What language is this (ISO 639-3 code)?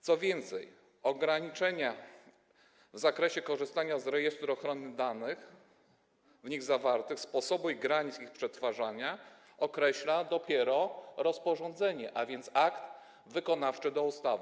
pol